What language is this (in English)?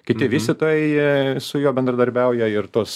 Lithuanian